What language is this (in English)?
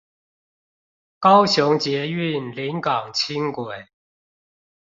Chinese